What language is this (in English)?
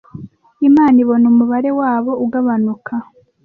Kinyarwanda